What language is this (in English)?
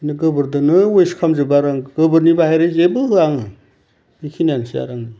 Bodo